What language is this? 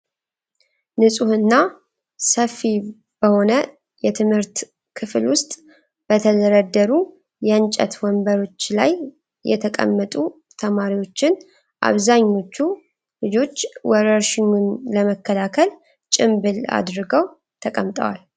Amharic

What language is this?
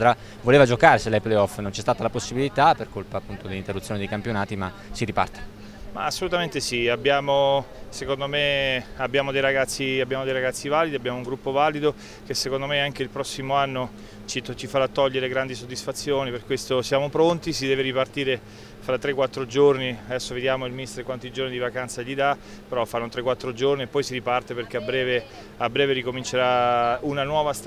Italian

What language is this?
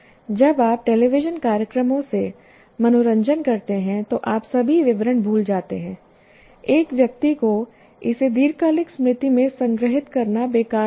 Hindi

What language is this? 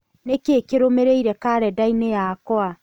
Kikuyu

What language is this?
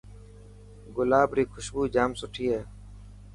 Dhatki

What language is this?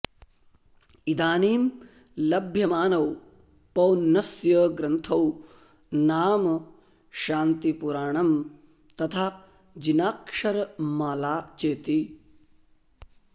Sanskrit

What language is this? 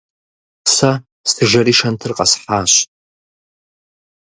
Kabardian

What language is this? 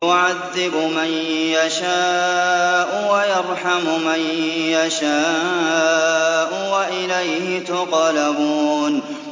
Arabic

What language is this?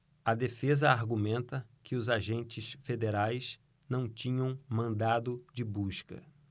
Portuguese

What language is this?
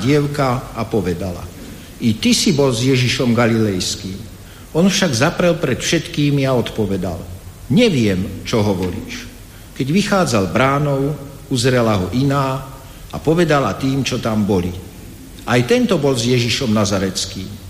Slovak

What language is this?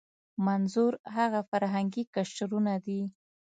Pashto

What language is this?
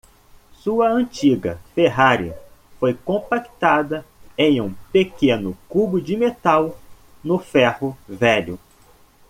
Portuguese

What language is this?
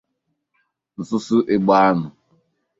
Igbo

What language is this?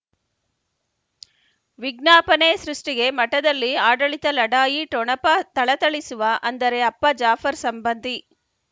Kannada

